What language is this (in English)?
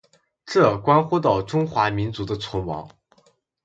Chinese